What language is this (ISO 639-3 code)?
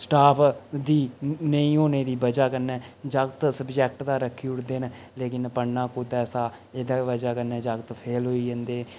doi